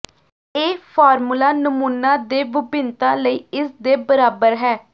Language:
Punjabi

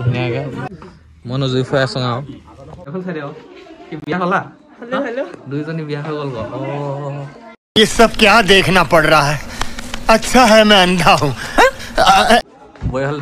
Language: Indonesian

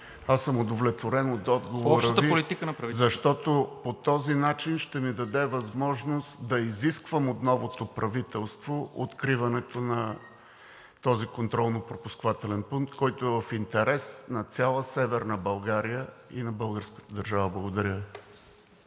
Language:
Bulgarian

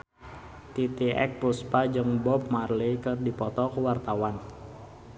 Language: Sundanese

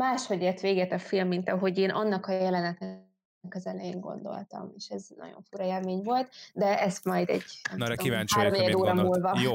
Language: Hungarian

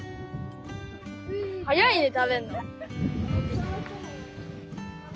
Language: Japanese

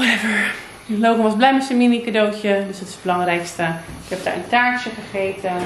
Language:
Dutch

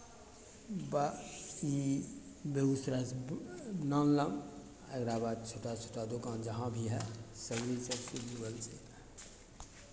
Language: Maithili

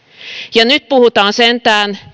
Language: Finnish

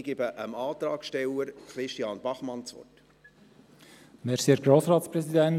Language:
Swiss German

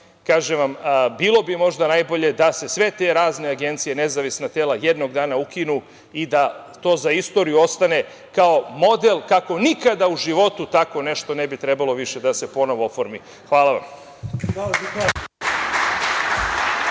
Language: Serbian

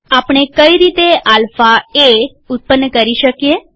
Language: Gujarati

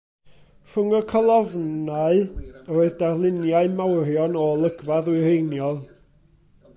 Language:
Welsh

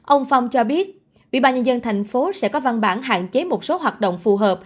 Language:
Vietnamese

